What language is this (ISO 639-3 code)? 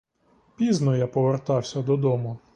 ukr